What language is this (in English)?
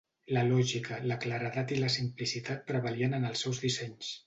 Catalan